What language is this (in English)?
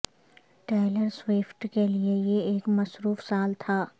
Urdu